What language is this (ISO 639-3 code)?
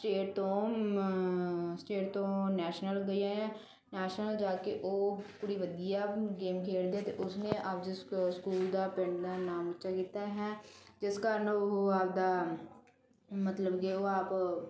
pan